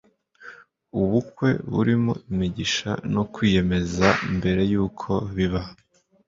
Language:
Kinyarwanda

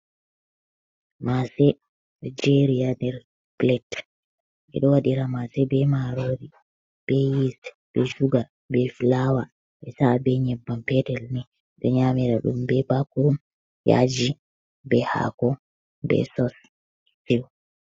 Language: Fula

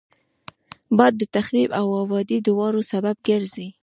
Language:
Pashto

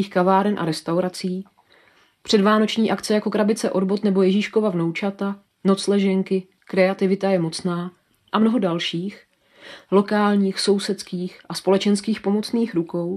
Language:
Czech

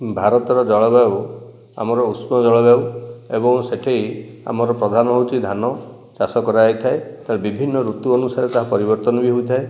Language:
Odia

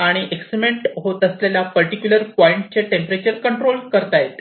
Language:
Marathi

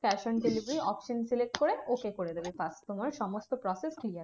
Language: Bangla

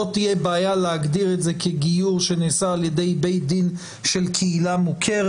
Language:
Hebrew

